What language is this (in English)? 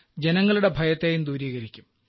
Malayalam